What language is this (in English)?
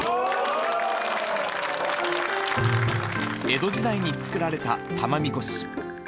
Japanese